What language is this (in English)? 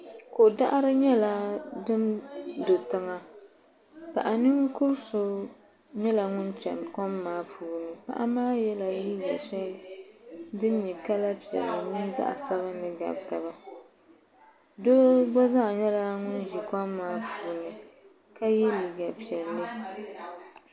Dagbani